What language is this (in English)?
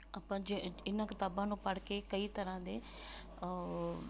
Punjabi